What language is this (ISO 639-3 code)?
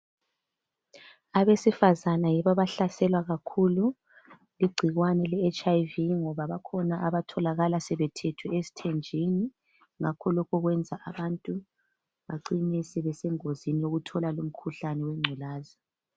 nde